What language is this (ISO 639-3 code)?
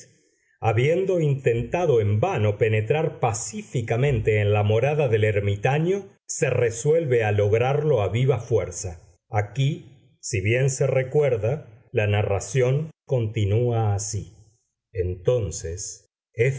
spa